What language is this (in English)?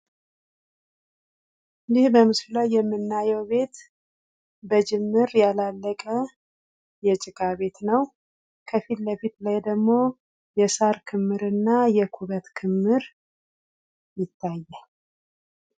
Amharic